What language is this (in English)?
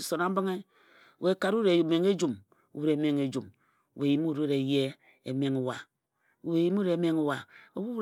Ejagham